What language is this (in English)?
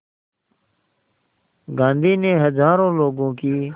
Hindi